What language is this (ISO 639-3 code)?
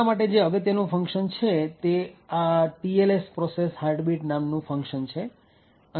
guj